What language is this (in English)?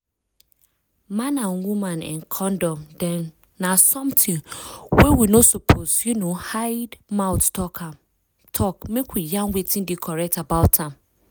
Nigerian Pidgin